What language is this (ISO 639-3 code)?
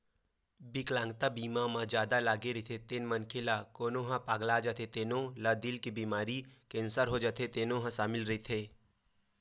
hne